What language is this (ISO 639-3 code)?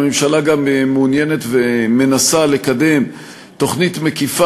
heb